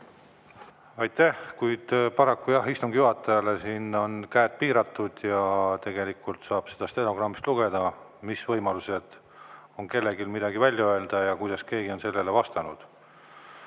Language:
Estonian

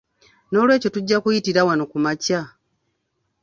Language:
Ganda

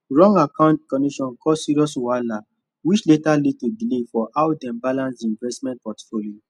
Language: Nigerian Pidgin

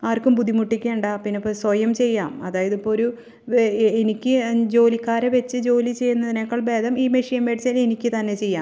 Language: Malayalam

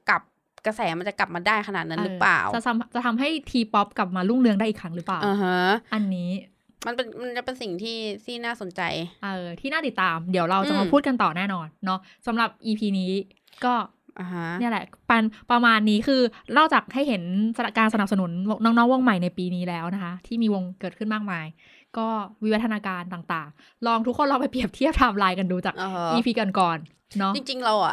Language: Thai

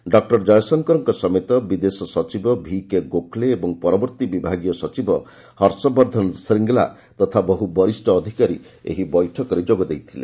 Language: Odia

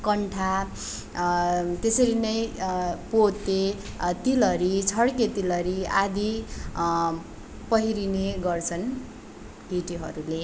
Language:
Nepali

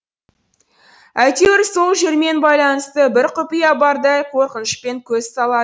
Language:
Kazakh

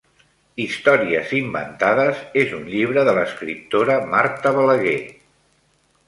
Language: Catalan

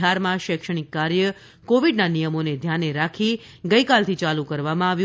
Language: Gujarati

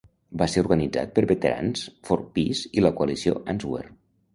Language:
Catalan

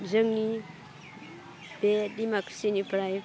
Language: Bodo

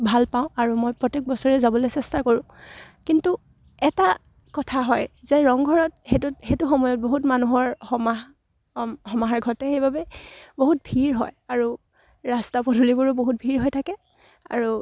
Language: Assamese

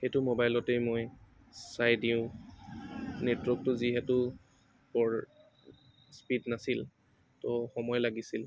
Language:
Assamese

